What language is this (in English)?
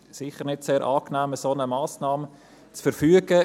Swiss German